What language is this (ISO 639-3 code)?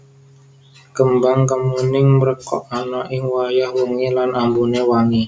jav